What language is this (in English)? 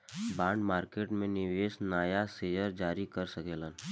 Bhojpuri